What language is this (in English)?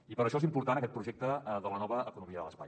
Catalan